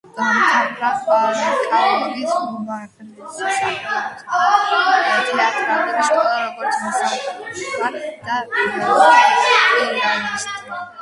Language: Georgian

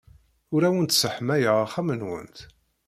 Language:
Kabyle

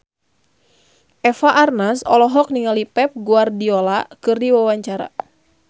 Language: Sundanese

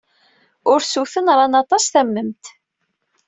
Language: Kabyle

